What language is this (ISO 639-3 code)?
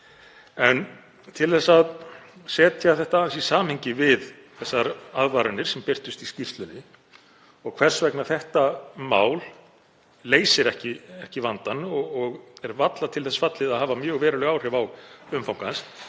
isl